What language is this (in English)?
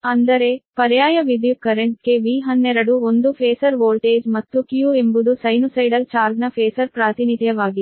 Kannada